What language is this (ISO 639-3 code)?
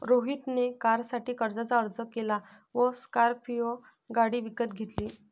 mar